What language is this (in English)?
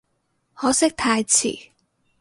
Cantonese